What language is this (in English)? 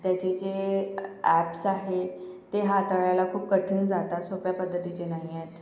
Marathi